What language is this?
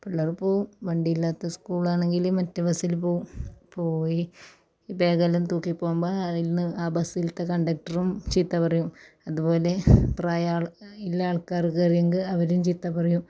Malayalam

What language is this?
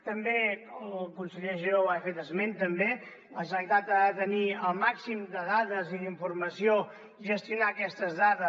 Catalan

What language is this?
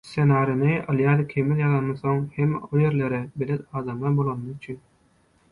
Turkmen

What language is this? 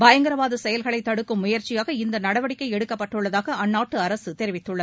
Tamil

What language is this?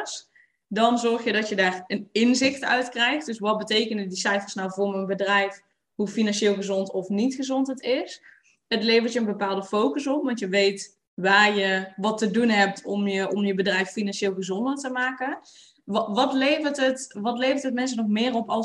Dutch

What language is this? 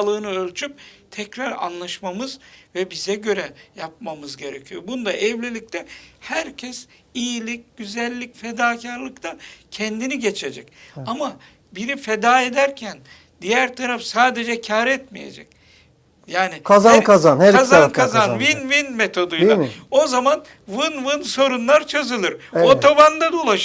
Turkish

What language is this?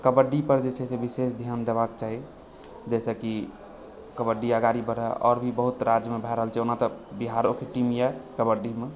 Maithili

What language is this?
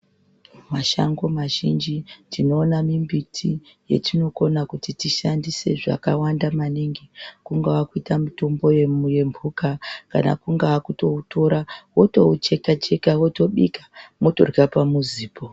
Ndau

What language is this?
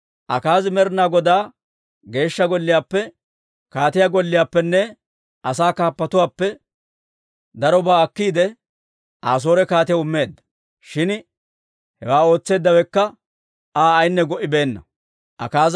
Dawro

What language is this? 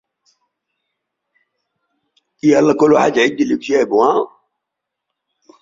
Arabic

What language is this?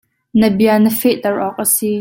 Hakha Chin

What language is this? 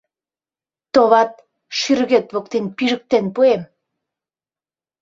Mari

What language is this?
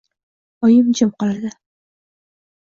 Uzbek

